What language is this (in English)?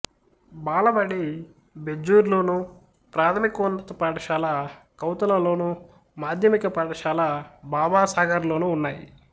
Telugu